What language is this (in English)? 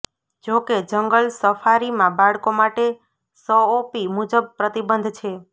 Gujarati